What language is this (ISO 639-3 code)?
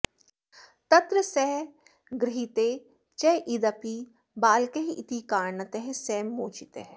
san